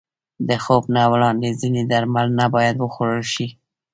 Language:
Pashto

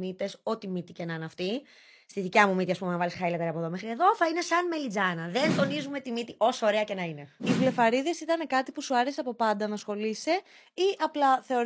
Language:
Greek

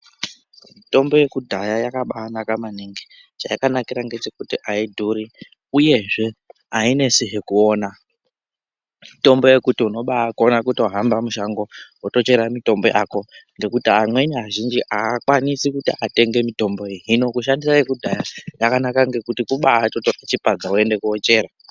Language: Ndau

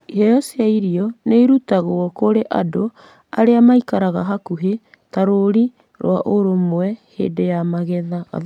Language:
Kikuyu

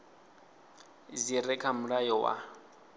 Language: Venda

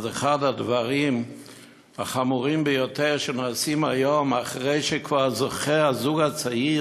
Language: Hebrew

